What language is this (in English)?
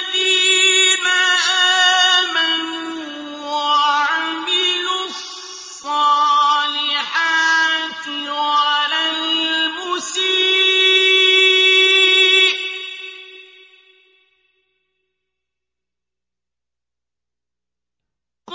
Arabic